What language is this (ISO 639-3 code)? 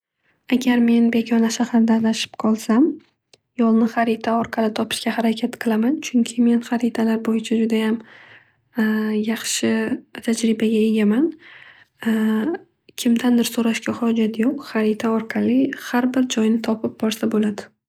uzb